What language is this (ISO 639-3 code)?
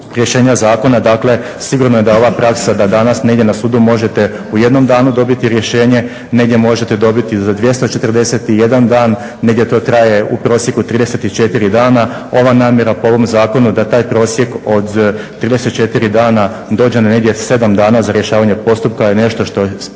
hrv